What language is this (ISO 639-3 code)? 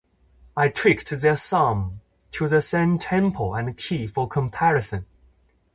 eng